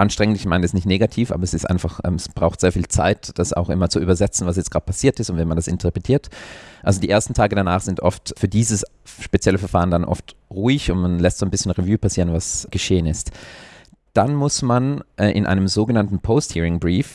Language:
German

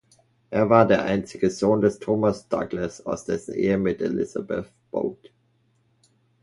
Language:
German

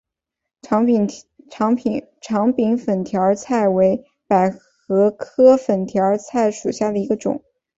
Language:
Chinese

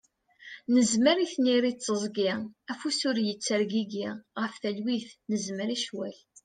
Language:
Kabyle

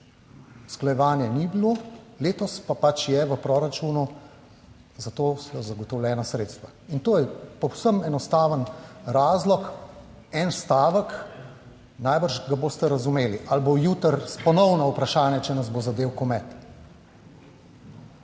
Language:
Slovenian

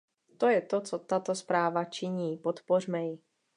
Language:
Czech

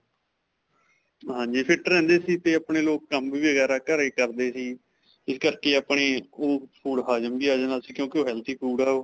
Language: Punjabi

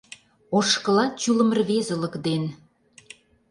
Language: Mari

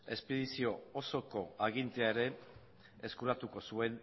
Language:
Basque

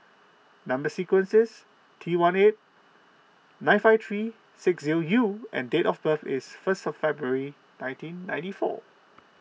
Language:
English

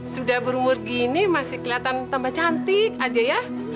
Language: Indonesian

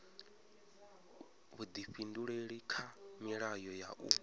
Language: Venda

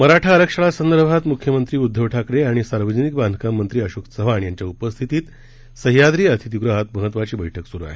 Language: Marathi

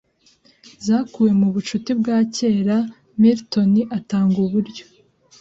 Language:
Kinyarwanda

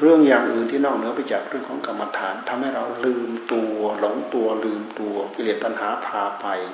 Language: Thai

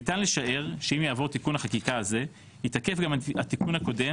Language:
Hebrew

